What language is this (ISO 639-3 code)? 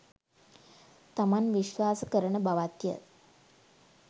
sin